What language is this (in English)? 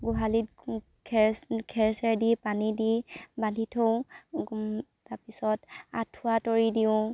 Assamese